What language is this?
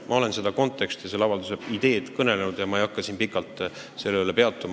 Estonian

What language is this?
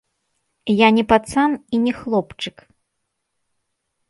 Belarusian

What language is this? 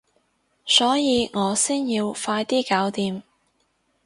Cantonese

